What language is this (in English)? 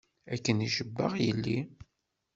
Kabyle